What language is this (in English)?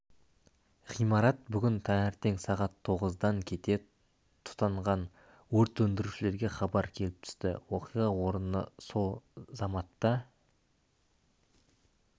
Kazakh